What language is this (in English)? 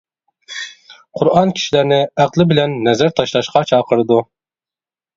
Uyghur